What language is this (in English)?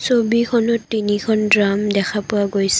Assamese